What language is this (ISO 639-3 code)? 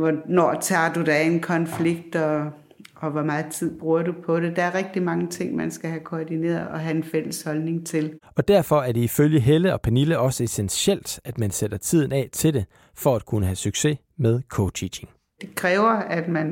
dan